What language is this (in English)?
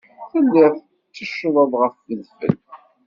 Kabyle